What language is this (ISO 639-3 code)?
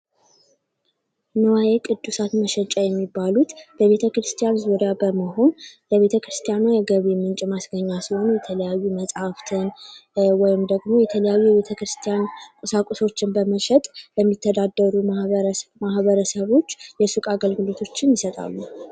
amh